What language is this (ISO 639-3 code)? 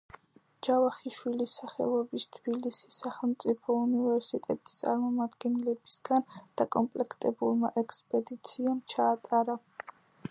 kat